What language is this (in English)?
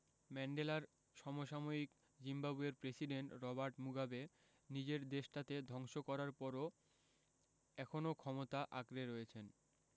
Bangla